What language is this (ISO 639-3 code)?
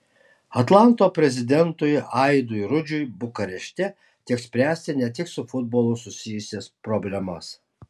lit